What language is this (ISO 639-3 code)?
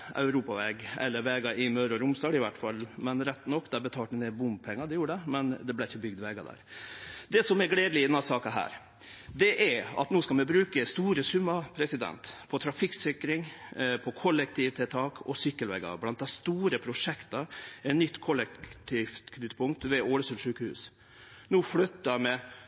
nno